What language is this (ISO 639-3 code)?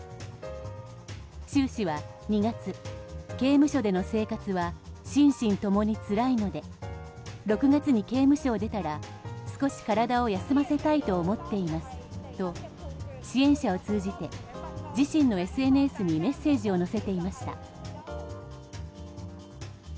jpn